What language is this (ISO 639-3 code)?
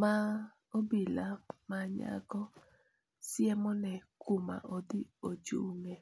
luo